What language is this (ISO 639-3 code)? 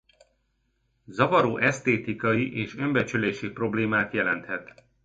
hun